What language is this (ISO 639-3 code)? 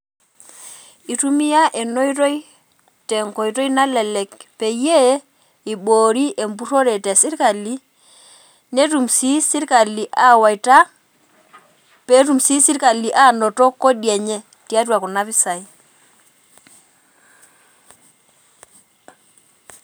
mas